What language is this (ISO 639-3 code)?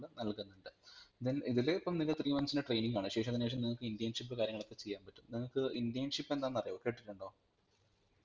mal